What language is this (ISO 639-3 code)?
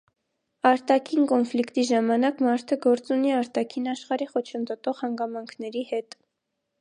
hye